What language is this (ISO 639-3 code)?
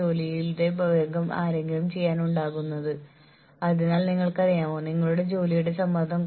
mal